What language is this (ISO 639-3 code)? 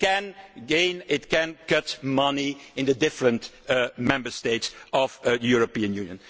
eng